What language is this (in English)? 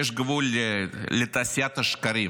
Hebrew